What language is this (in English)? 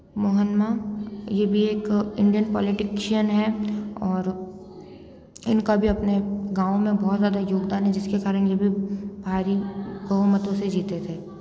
Hindi